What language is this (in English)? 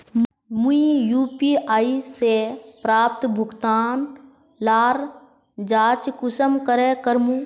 Magahi